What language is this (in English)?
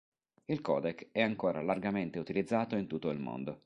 Italian